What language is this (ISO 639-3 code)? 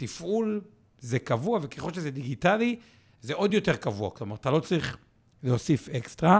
heb